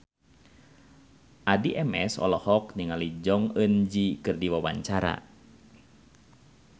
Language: Sundanese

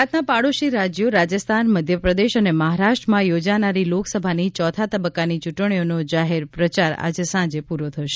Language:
Gujarati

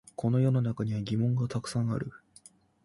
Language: Japanese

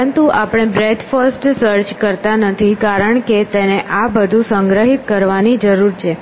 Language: Gujarati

